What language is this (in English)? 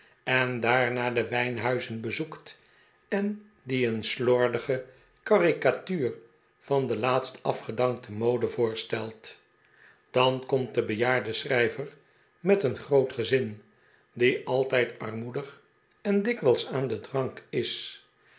Dutch